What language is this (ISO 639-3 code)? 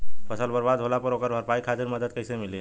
bho